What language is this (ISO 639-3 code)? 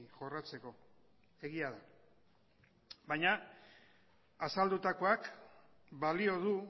eus